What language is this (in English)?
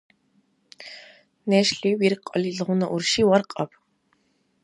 Dargwa